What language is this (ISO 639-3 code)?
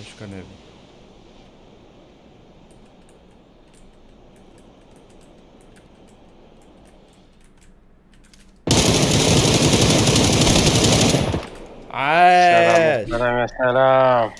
ara